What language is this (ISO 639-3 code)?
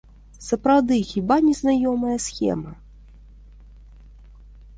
bel